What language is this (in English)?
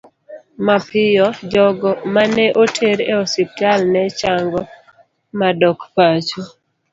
Luo (Kenya and Tanzania)